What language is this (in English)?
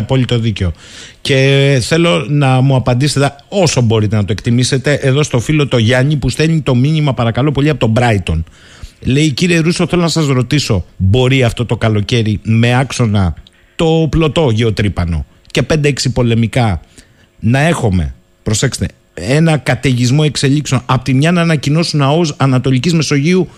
Greek